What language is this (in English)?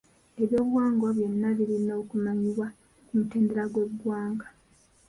Ganda